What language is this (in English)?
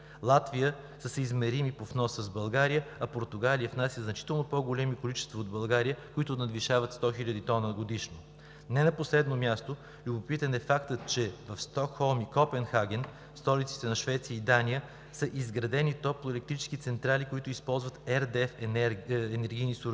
Bulgarian